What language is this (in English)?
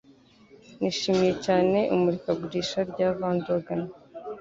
Kinyarwanda